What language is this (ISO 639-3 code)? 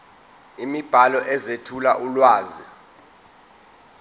zul